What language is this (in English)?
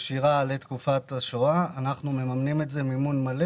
Hebrew